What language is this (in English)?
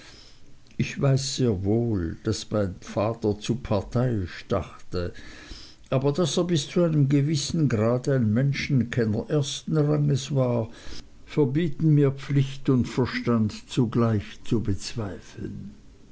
German